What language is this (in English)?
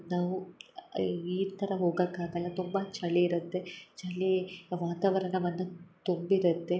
Kannada